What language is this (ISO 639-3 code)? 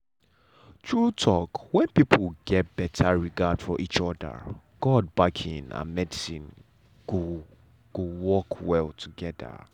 pcm